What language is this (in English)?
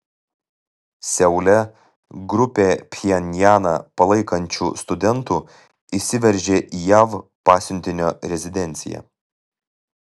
Lithuanian